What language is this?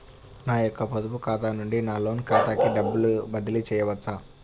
Telugu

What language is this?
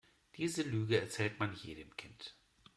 German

